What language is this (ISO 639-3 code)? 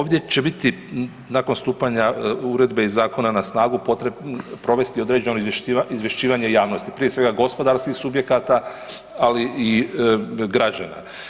hrv